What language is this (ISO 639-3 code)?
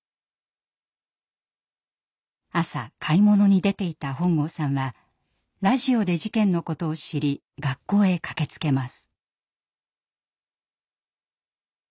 jpn